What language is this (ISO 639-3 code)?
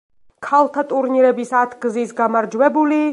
kat